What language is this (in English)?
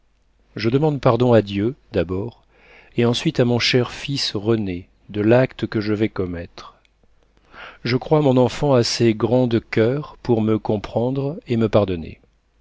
French